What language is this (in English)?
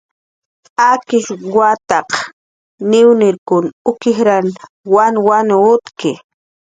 Jaqaru